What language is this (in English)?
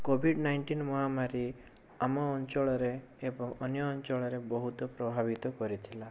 Odia